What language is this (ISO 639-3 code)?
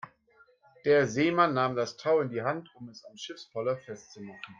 deu